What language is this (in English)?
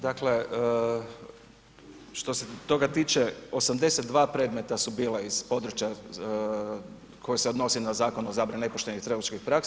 Croatian